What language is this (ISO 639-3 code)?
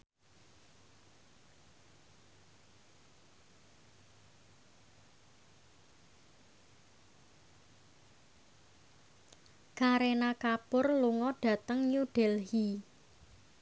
jav